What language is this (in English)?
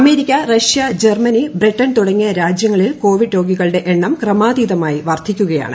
Malayalam